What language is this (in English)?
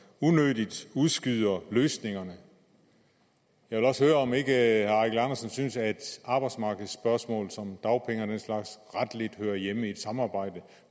Danish